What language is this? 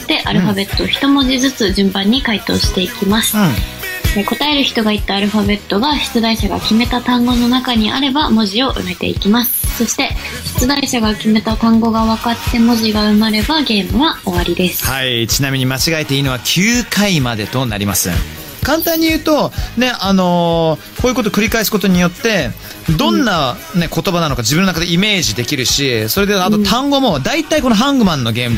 Japanese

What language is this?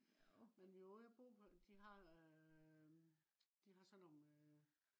Danish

